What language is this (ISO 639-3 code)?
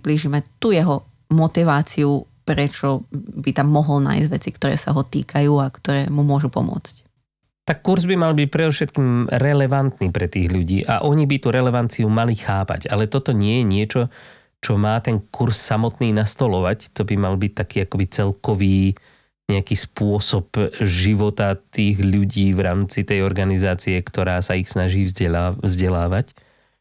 slk